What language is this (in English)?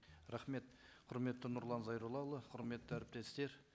Kazakh